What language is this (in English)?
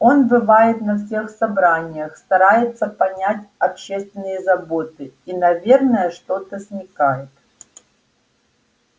Russian